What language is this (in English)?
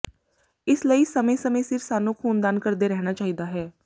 Punjabi